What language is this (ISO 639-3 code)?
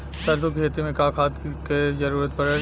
bho